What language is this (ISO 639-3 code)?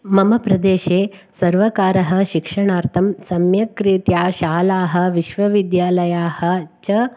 san